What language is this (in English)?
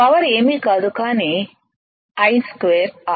Telugu